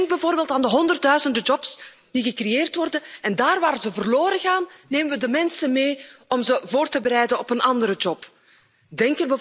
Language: Dutch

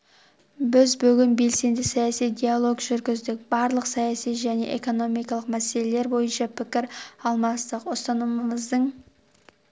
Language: Kazakh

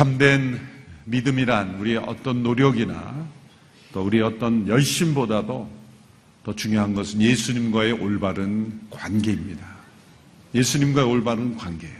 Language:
Korean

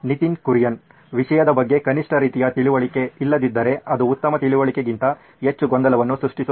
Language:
Kannada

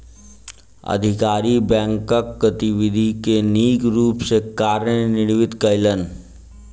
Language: Maithili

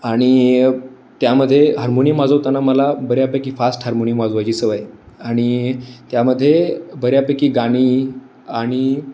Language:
Marathi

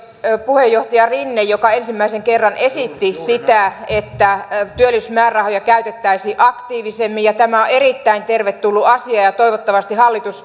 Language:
Finnish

